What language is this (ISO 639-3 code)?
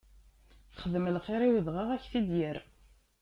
kab